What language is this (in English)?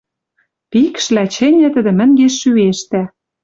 Western Mari